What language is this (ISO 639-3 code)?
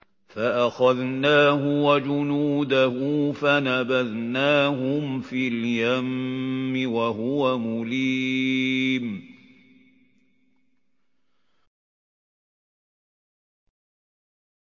ara